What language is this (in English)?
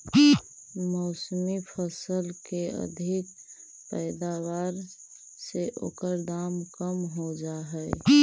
Magahi